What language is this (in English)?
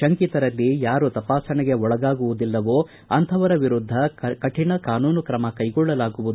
Kannada